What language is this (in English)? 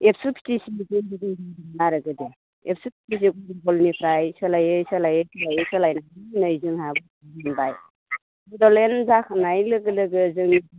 Bodo